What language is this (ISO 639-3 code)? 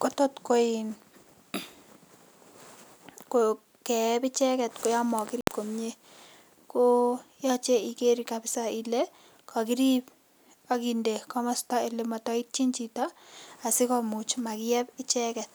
kln